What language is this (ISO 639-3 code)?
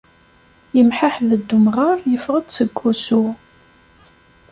kab